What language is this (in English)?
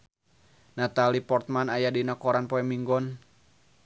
Sundanese